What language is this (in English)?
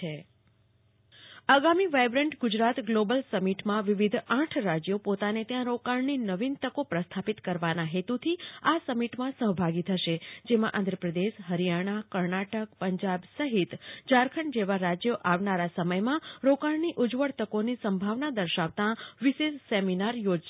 Gujarati